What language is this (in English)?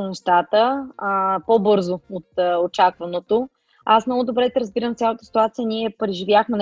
Bulgarian